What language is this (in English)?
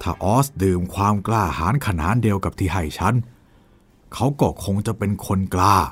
Thai